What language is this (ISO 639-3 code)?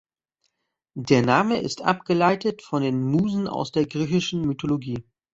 deu